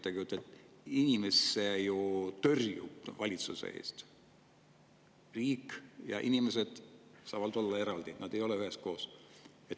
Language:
Estonian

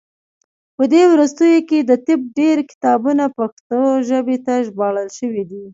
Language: Pashto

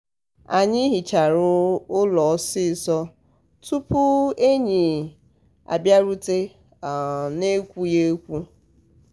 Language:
Igbo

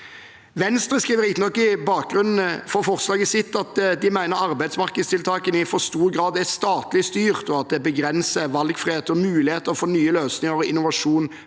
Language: Norwegian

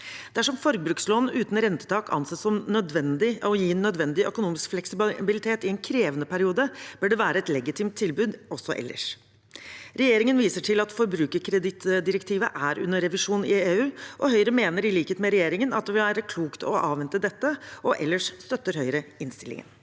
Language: Norwegian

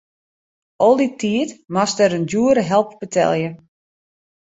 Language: Western Frisian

